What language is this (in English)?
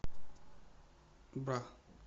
Russian